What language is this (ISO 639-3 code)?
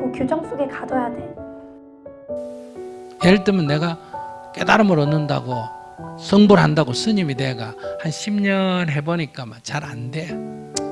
kor